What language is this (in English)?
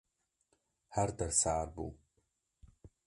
Kurdish